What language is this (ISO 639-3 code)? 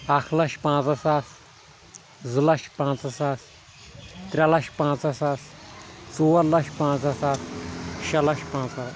kas